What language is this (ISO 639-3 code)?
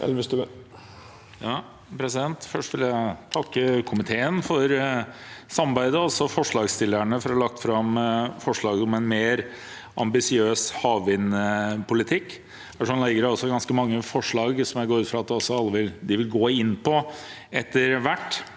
nor